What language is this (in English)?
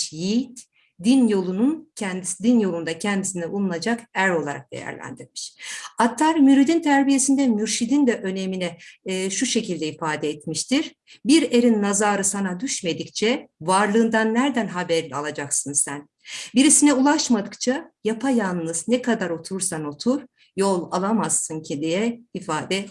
Turkish